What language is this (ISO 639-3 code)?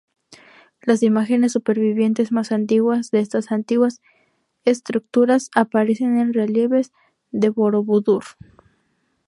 spa